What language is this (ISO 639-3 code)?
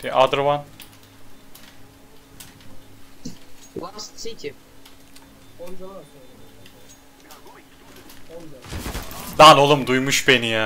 tur